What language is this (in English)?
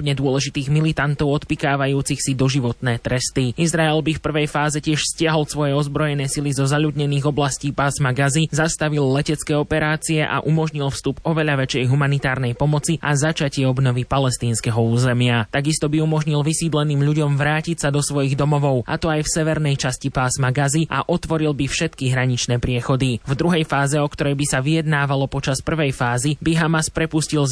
Slovak